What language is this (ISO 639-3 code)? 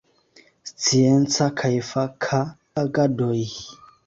epo